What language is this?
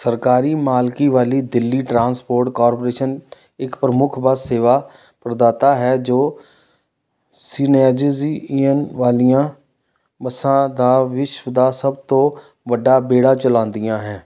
Punjabi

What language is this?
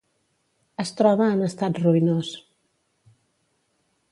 Catalan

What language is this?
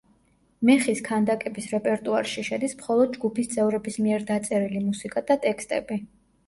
Georgian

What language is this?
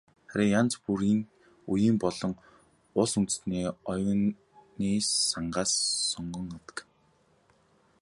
Mongolian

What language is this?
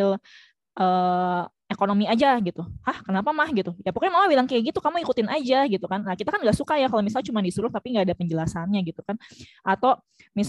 Indonesian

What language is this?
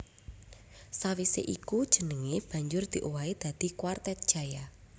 Javanese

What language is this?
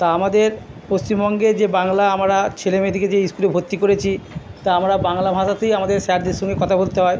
Bangla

